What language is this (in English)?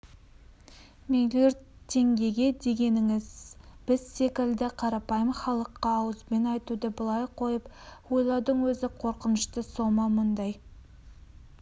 Kazakh